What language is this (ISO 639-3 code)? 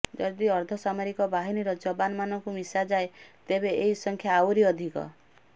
ori